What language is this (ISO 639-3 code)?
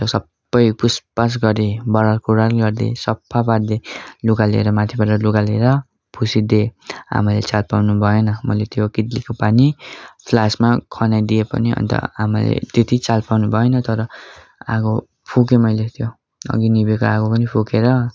nep